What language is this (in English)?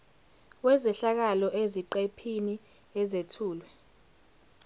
Zulu